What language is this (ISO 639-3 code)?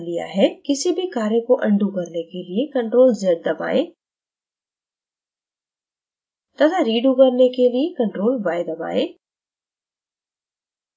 hin